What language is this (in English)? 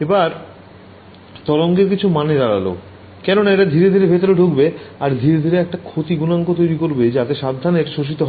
Bangla